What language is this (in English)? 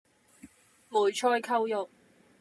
Cantonese